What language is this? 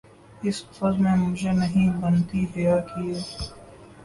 Urdu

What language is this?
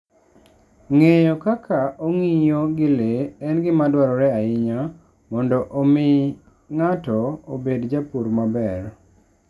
Luo (Kenya and Tanzania)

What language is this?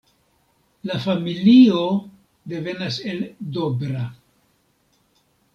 Esperanto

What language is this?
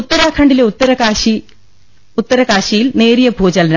Malayalam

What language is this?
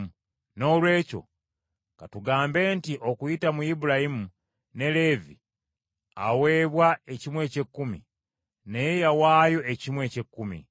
Ganda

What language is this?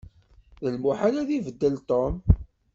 Kabyle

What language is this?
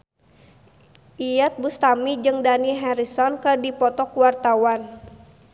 Sundanese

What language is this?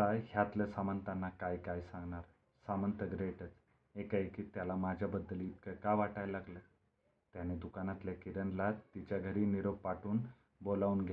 Marathi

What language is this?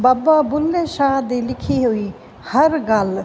Punjabi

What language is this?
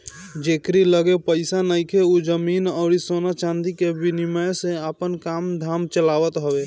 Bhojpuri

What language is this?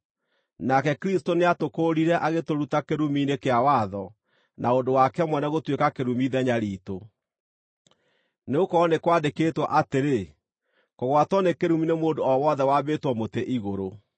Kikuyu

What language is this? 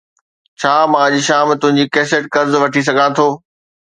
Sindhi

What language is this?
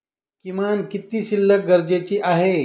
Marathi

